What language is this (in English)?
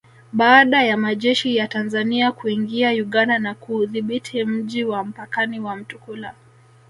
Swahili